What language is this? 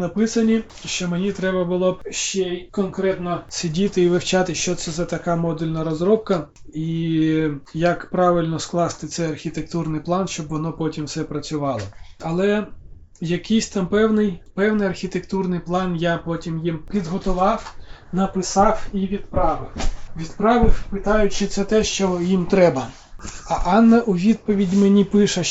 Ukrainian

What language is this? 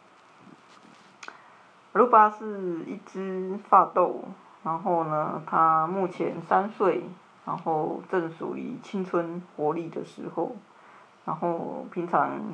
Chinese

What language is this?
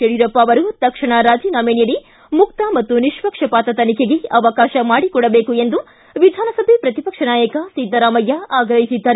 Kannada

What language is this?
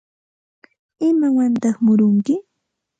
Santa Ana de Tusi Pasco Quechua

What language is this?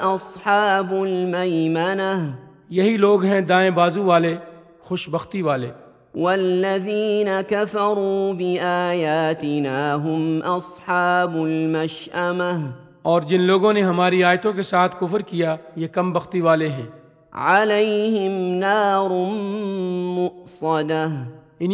Urdu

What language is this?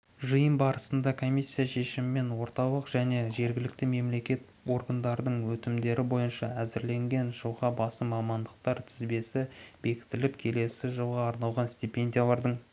Kazakh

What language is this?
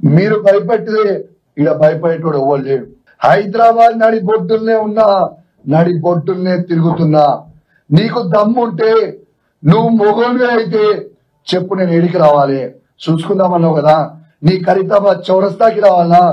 Telugu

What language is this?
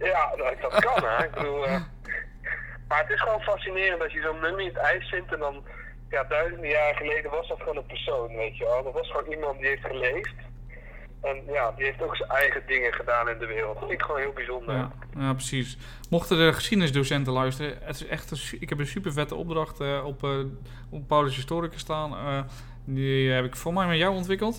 Dutch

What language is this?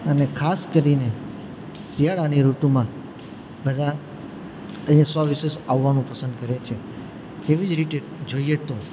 Gujarati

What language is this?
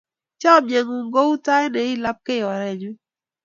Kalenjin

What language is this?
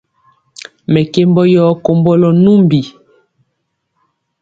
Mpiemo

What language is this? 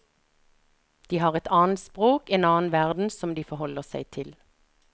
Norwegian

